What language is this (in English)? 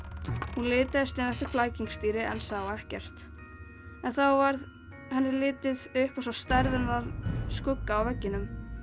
Icelandic